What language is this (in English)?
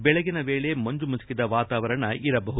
Kannada